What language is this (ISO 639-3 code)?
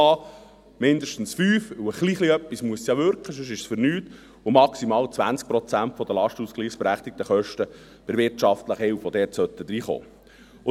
gsw